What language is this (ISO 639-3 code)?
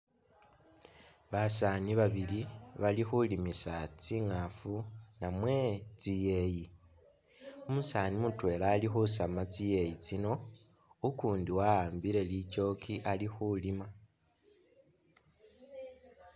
myx